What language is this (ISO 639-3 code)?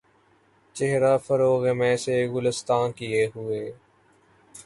urd